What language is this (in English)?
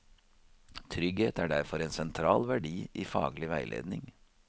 Norwegian